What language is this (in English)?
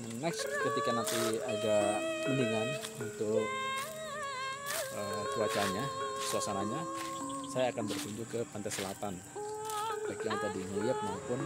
Indonesian